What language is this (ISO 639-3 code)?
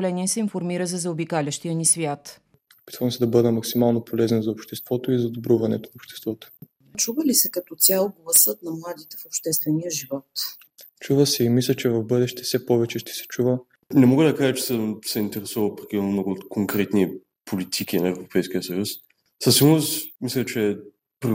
bul